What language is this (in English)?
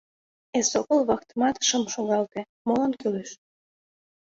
Mari